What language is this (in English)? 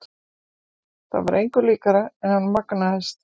Icelandic